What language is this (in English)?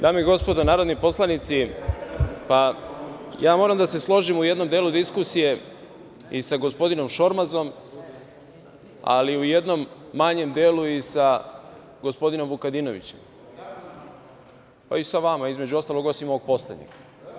Serbian